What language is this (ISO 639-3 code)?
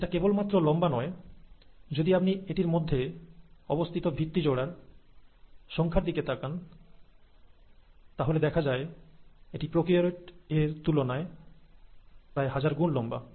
ben